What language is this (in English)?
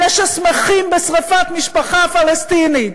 Hebrew